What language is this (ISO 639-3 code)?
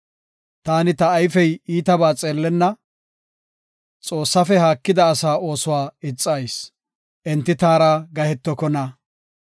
gof